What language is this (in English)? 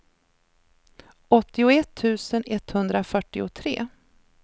Swedish